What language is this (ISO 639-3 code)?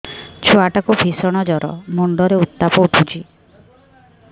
ori